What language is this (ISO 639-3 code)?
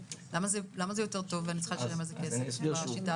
heb